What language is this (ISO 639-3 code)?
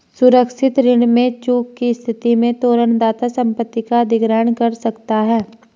hin